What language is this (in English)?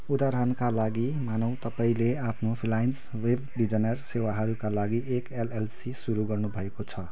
Nepali